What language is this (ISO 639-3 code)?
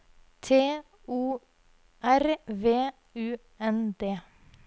nor